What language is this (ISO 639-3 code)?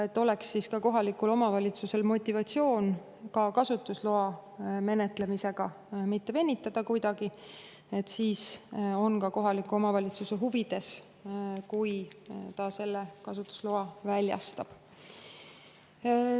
est